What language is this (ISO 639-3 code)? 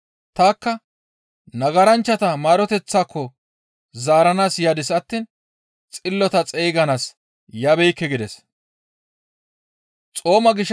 gmv